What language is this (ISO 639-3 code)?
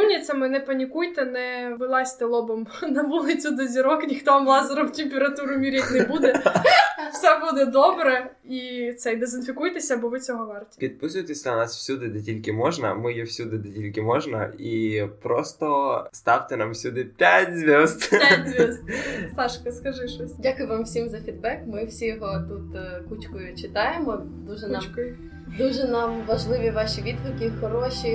ukr